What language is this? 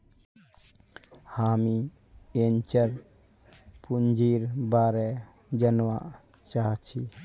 Magahi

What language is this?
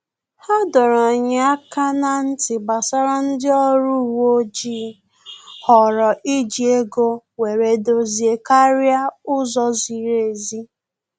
Igbo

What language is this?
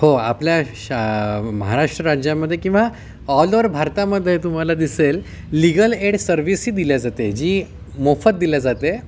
Marathi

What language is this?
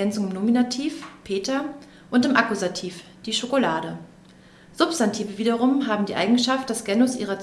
German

